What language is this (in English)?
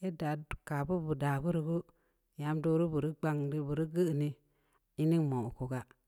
Samba Leko